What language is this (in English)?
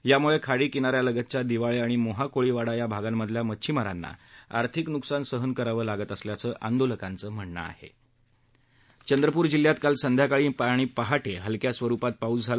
Marathi